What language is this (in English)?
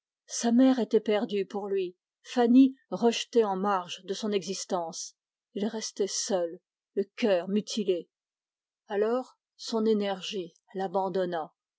French